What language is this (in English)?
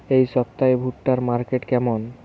Bangla